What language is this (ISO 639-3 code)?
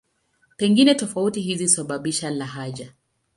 swa